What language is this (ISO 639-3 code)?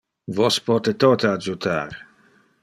ina